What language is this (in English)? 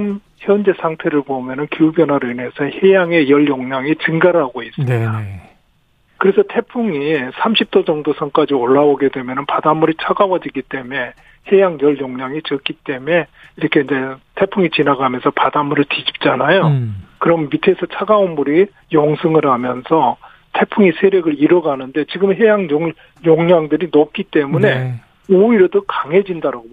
Korean